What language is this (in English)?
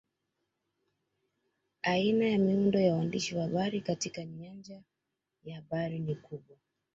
Swahili